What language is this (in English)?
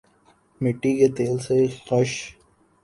Urdu